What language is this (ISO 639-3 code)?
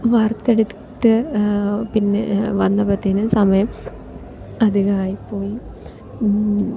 mal